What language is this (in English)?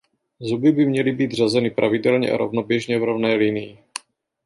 Czech